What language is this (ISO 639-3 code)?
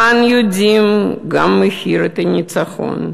heb